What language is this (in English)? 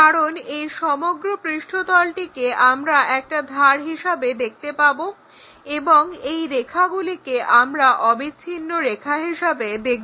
Bangla